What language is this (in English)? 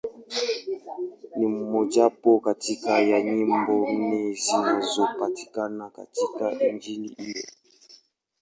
Swahili